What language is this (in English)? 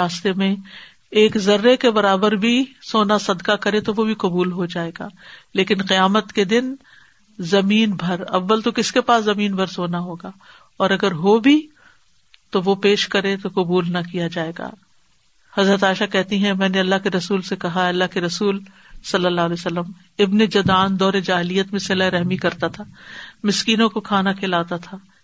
Urdu